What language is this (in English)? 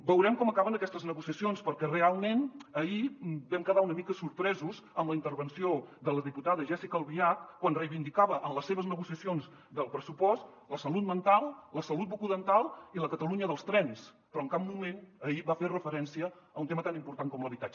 Catalan